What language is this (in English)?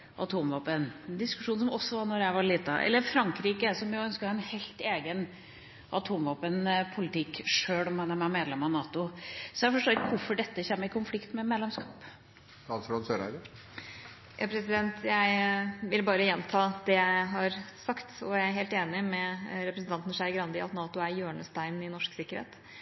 Norwegian Bokmål